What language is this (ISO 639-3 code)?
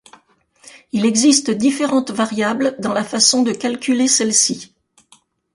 fra